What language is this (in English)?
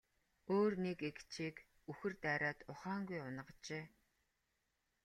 Mongolian